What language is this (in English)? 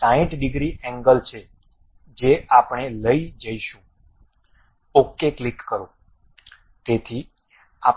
Gujarati